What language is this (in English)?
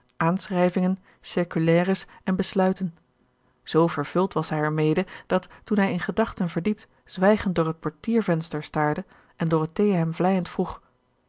Dutch